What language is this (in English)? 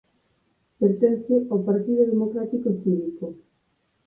Galician